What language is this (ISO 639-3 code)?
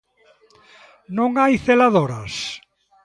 glg